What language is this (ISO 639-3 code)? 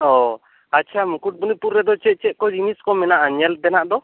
sat